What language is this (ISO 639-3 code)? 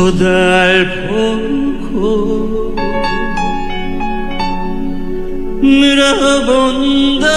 kor